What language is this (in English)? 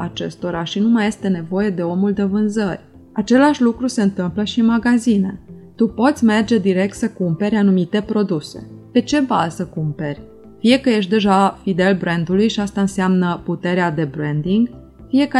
Romanian